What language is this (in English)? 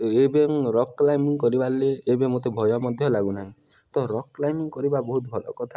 Odia